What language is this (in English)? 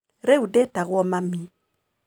Kikuyu